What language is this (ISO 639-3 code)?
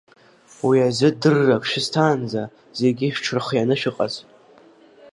abk